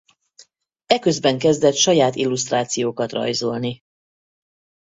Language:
Hungarian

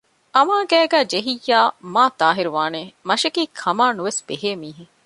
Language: Divehi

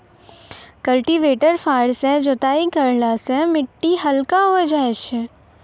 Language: Maithili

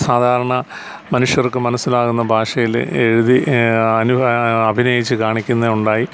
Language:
Malayalam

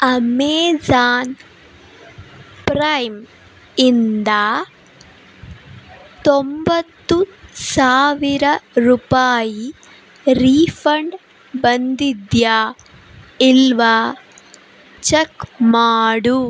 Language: Kannada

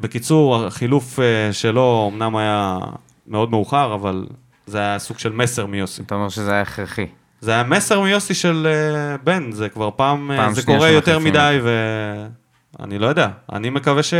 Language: Hebrew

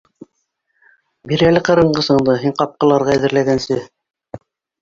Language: Bashkir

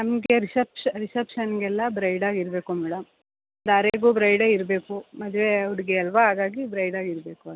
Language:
Kannada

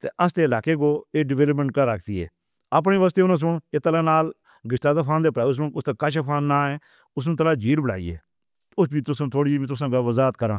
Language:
Northern Hindko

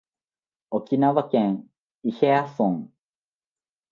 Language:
Japanese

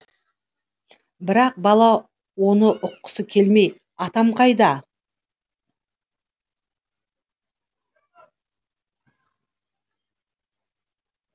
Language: Kazakh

